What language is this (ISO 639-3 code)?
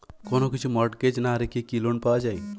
ben